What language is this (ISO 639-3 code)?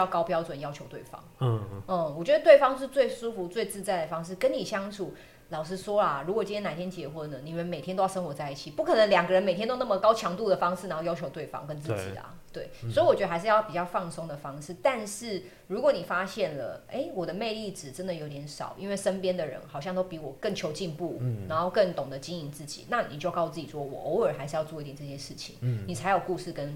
zho